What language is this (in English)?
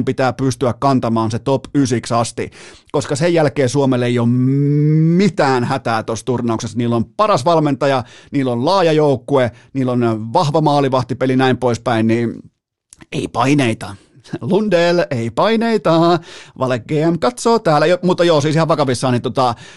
Finnish